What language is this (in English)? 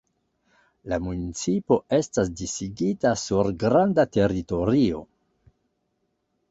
Esperanto